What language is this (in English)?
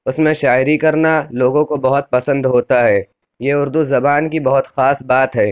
Urdu